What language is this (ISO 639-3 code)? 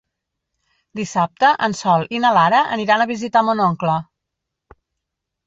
cat